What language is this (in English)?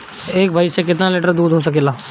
Bhojpuri